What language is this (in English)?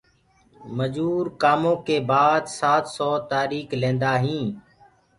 Gurgula